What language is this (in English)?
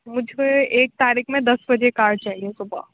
Urdu